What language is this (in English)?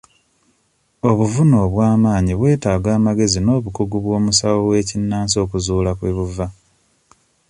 Ganda